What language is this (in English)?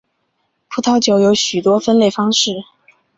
Chinese